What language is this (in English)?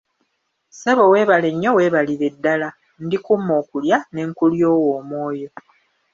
Ganda